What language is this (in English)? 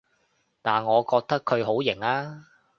Cantonese